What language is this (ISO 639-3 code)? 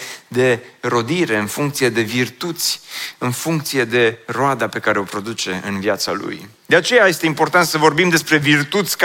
ron